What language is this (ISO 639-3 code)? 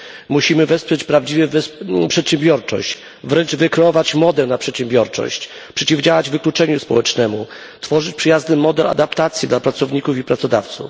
pol